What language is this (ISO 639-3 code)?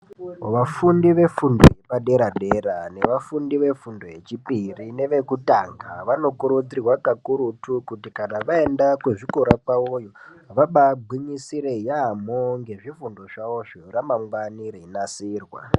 ndc